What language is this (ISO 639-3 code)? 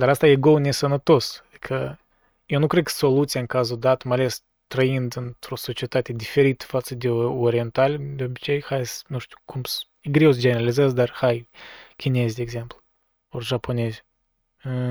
ron